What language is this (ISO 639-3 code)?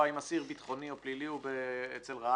heb